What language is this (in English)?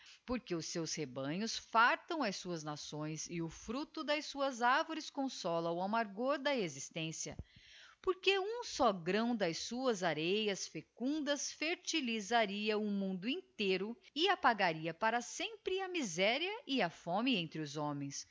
Portuguese